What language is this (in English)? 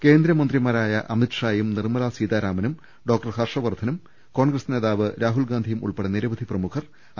Malayalam